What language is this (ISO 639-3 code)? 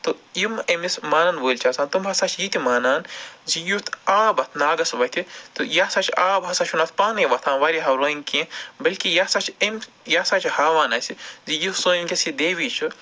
kas